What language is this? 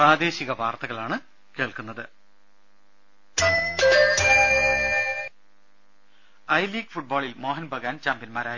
Malayalam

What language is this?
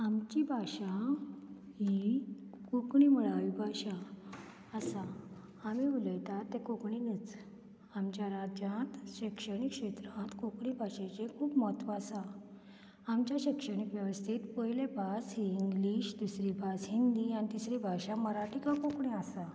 Konkani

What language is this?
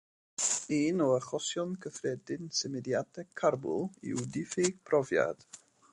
Welsh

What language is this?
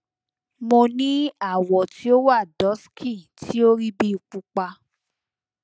Yoruba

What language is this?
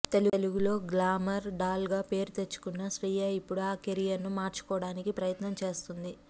Telugu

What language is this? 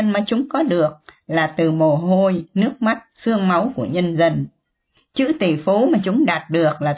Vietnamese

